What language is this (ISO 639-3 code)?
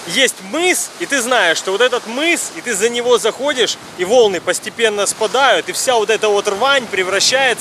rus